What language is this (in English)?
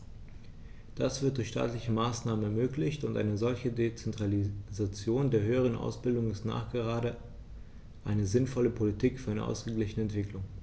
German